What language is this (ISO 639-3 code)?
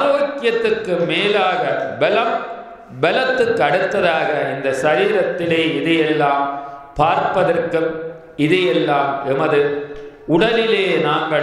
jpn